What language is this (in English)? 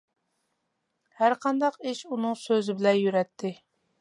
Uyghur